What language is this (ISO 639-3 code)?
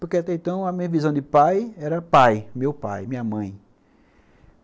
por